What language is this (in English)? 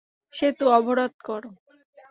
Bangla